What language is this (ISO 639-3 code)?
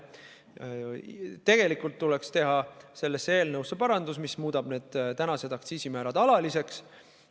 est